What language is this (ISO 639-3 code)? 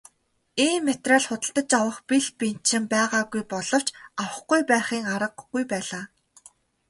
mon